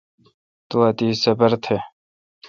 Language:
Kalkoti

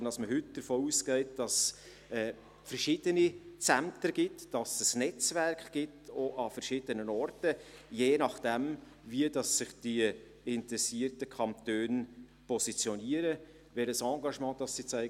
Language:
Swiss German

